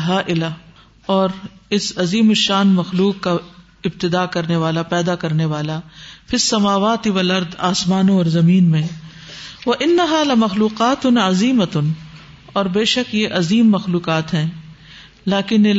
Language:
Urdu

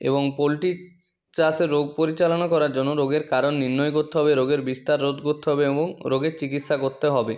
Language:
Bangla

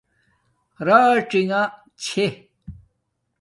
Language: Domaaki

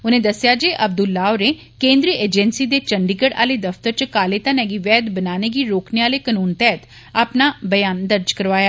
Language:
Dogri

